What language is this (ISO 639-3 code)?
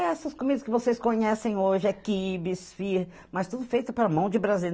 por